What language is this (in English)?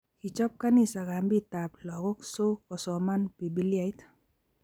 Kalenjin